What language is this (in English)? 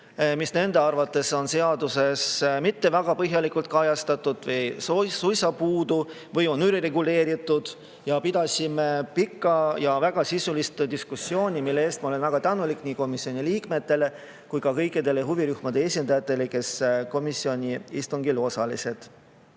Estonian